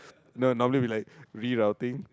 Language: English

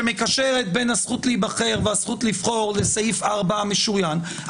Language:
Hebrew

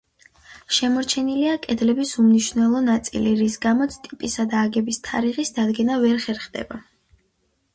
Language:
Georgian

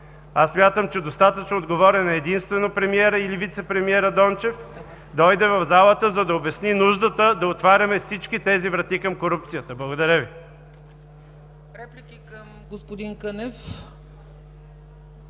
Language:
Bulgarian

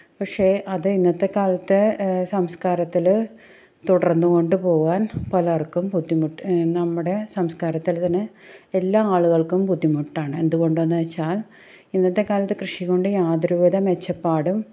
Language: Malayalam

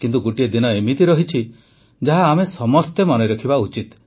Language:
Odia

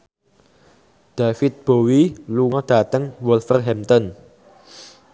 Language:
Javanese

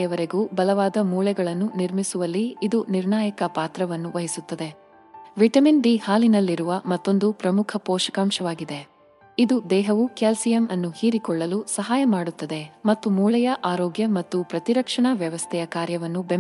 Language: Kannada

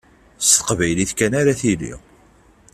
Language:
Kabyle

